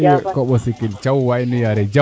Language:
Serer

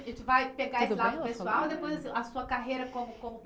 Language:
Portuguese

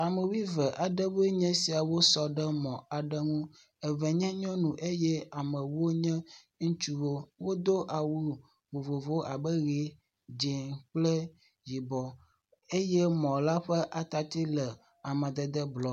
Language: Ewe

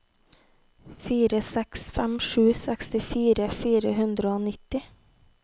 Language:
Norwegian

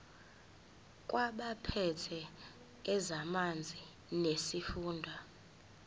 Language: Zulu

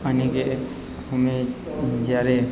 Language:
Gujarati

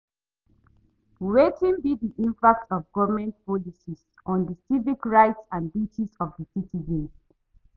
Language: Nigerian Pidgin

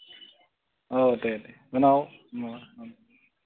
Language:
Bodo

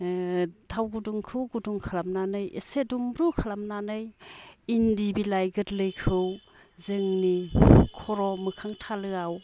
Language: Bodo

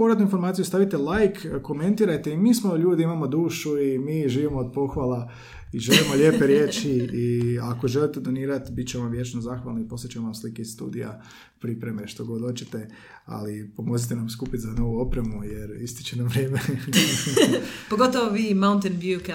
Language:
Croatian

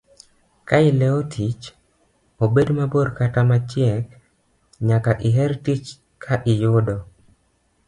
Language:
Luo (Kenya and Tanzania)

